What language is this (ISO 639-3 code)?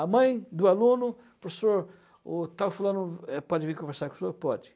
por